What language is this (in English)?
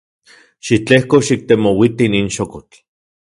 Central Puebla Nahuatl